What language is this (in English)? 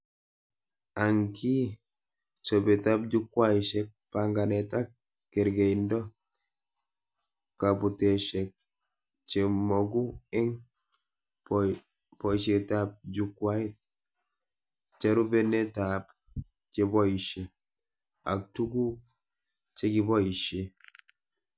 Kalenjin